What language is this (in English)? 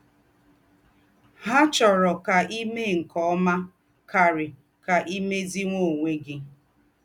Igbo